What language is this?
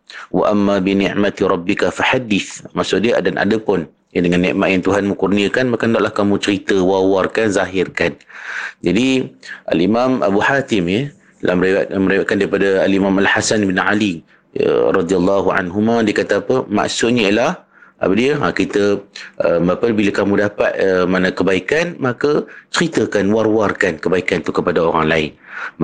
Malay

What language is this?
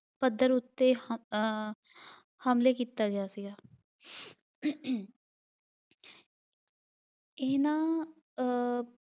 Punjabi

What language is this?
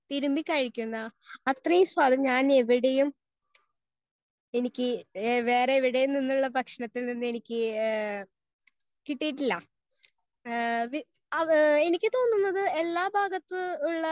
Malayalam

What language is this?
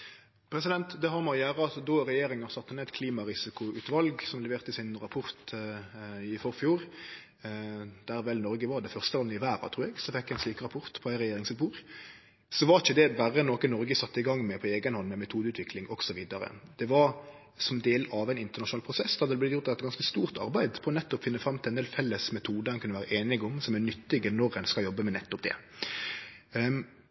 Norwegian Nynorsk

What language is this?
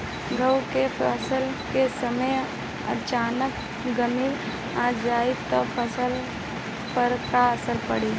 Bhojpuri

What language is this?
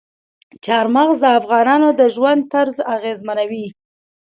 Pashto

